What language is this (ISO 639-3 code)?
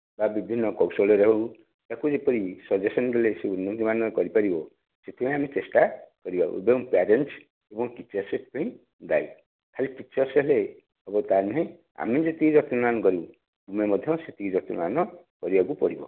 ori